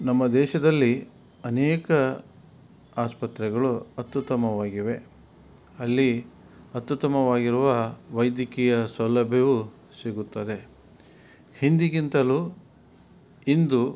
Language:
Kannada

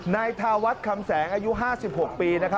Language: Thai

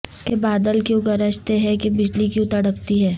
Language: Urdu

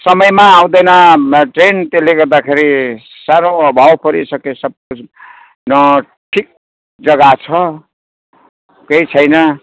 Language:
Nepali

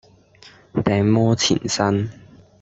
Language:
Cantonese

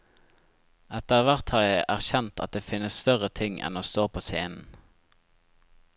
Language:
Norwegian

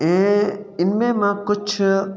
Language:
Sindhi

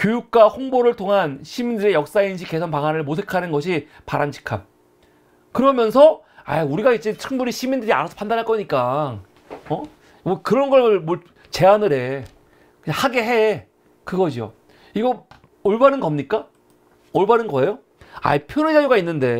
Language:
Korean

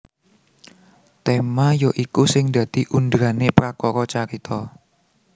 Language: Javanese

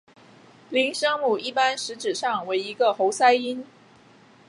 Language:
Chinese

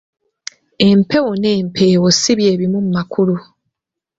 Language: Ganda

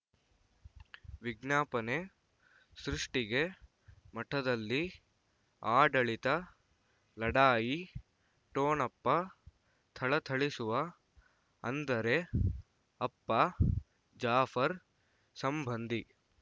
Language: Kannada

